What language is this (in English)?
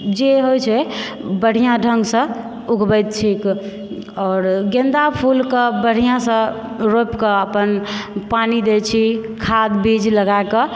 Maithili